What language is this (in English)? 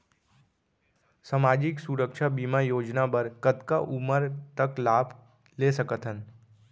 Chhattisgarhi